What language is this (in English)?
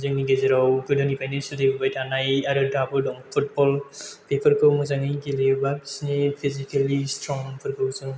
Bodo